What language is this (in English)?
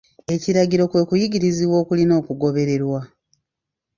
Ganda